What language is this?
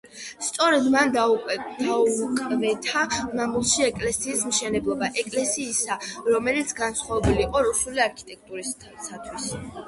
Georgian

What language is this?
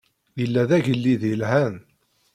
Kabyle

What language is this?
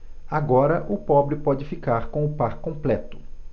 Portuguese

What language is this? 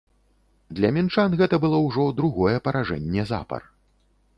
Belarusian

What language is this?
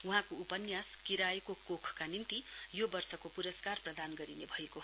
Nepali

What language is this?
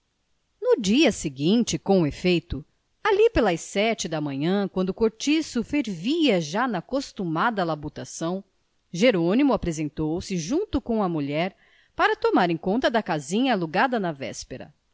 Portuguese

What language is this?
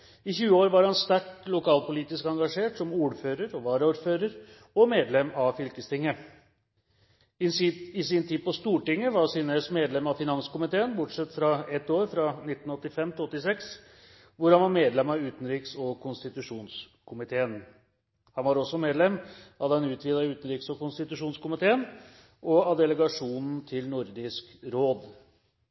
Norwegian Bokmål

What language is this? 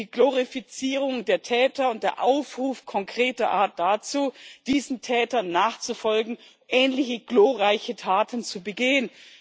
German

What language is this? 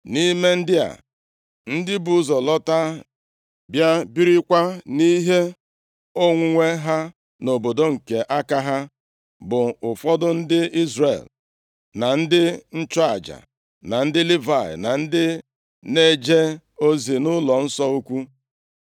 Igbo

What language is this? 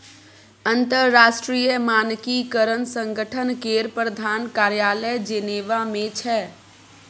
Maithili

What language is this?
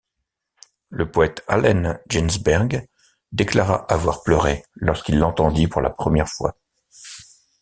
French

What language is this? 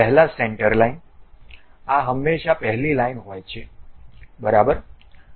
Gujarati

